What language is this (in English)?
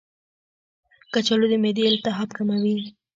Pashto